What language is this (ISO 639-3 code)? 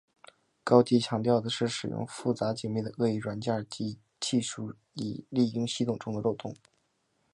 zho